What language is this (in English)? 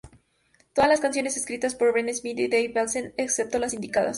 Spanish